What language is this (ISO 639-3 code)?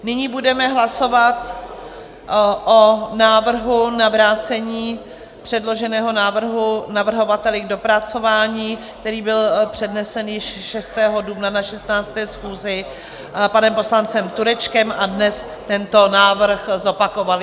ces